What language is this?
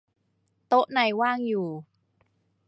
Thai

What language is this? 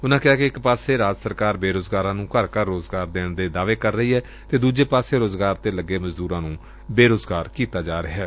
Punjabi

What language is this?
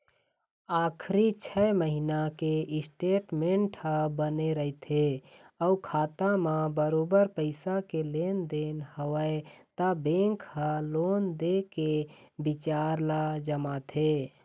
Chhattisgarhi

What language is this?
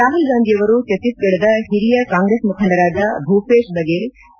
Kannada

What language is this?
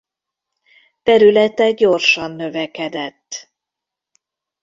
Hungarian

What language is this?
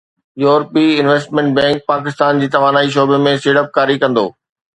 Sindhi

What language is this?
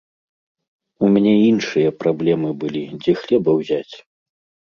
Belarusian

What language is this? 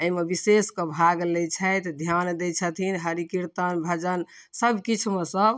Maithili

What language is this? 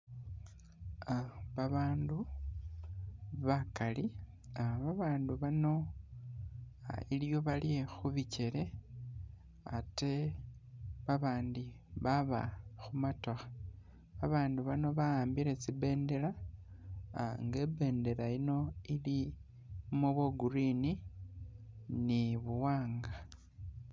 Masaaba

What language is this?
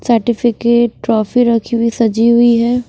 Hindi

